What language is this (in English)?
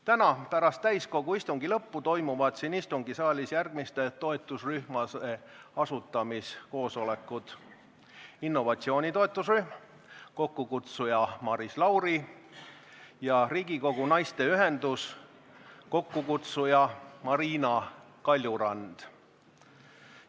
Estonian